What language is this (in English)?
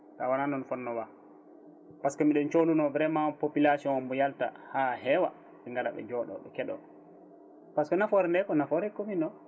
Fula